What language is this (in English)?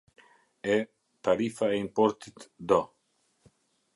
Albanian